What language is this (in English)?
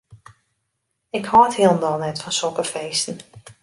Western Frisian